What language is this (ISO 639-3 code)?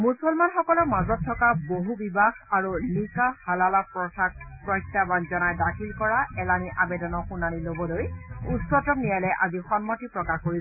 asm